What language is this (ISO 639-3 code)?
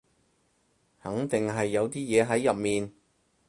yue